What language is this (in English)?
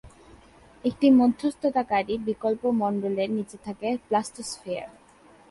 Bangla